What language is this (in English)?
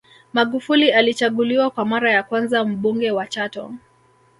Swahili